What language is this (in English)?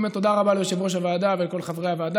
Hebrew